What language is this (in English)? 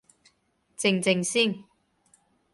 Cantonese